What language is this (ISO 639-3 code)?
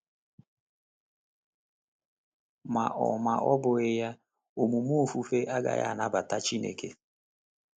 ibo